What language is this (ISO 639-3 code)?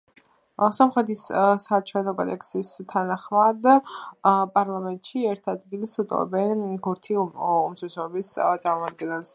kat